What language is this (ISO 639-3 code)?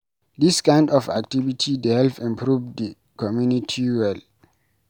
pcm